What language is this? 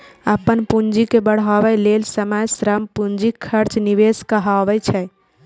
Maithili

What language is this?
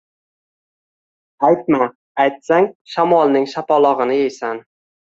Uzbek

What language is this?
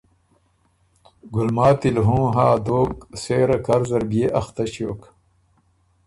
Ormuri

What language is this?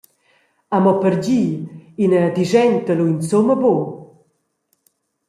Romansh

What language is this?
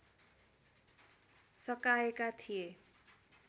Nepali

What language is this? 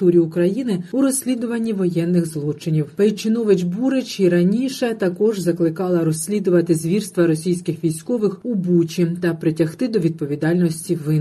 Ukrainian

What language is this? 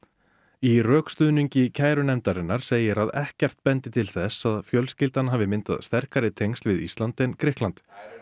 Icelandic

